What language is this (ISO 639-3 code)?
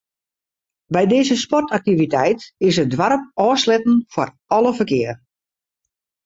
fry